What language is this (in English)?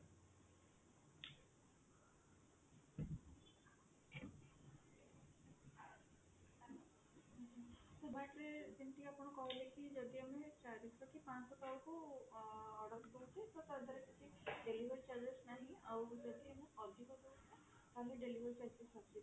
Odia